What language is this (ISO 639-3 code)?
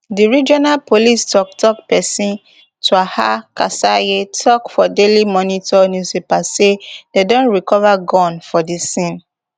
pcm